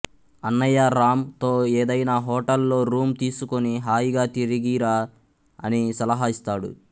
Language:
Telugu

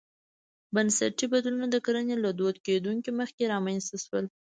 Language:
Pashto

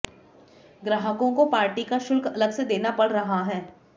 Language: Hindi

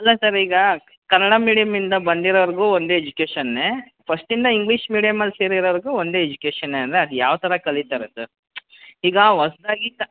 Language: Kannada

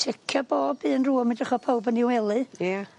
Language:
Welsh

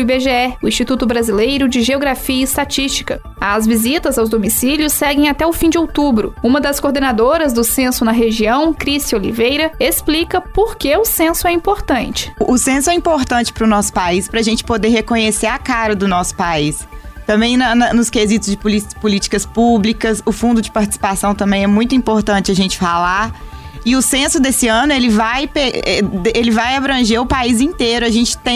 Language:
Portuguese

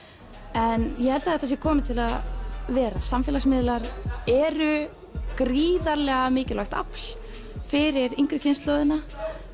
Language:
Icelandic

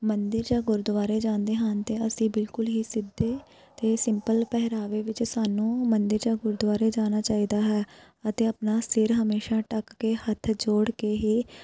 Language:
Punjabi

